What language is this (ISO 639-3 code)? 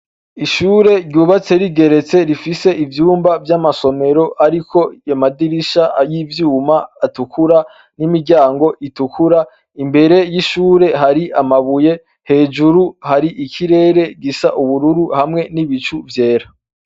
run